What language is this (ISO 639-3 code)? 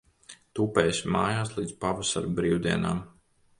lav